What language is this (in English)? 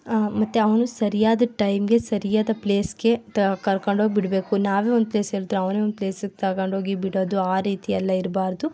Kannada